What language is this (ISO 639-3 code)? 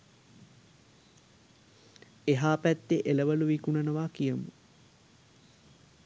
sin